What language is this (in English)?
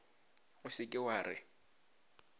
Northern Sotho